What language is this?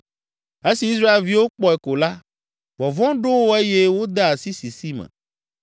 Ewe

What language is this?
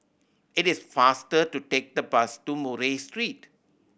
English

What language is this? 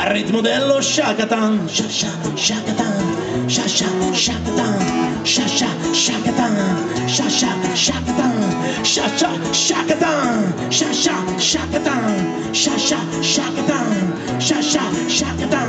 Italian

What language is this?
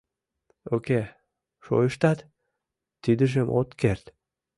Mari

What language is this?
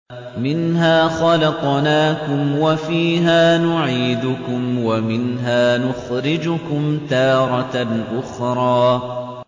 Arabic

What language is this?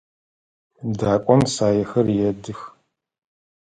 Adyghe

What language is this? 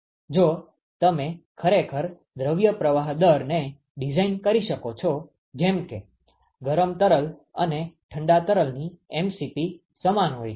Gujarati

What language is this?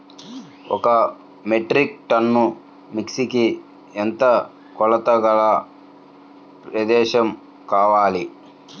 Telugu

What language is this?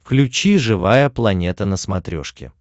Russian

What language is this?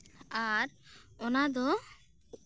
Santali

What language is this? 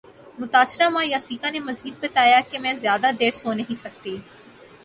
Urdu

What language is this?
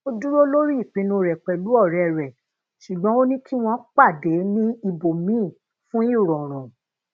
Yoruba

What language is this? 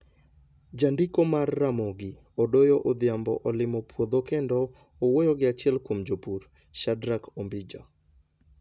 Luo (Kenya and Tanzania)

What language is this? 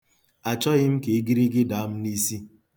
Igbo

